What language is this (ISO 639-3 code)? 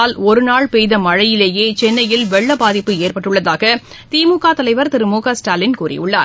tam